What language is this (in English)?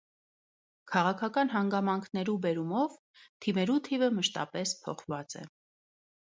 Armenian